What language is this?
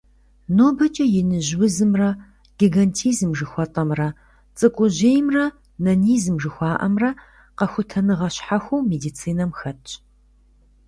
Kabardian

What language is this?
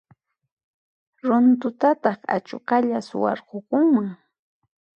Puno Quechua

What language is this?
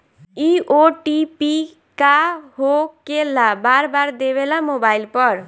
Bhojpuri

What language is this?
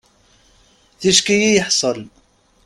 Kabyle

